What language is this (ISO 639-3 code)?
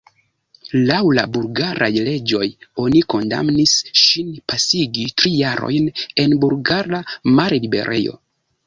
epo